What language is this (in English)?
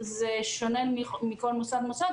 Hebrew